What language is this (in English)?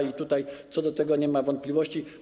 Polish